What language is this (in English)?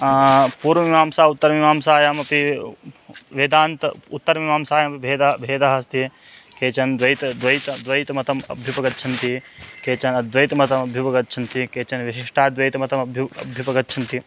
Sanskrit